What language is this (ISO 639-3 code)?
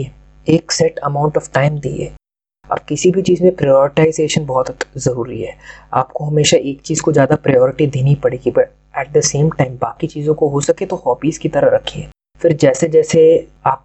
hin